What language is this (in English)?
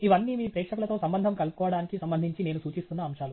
Telugu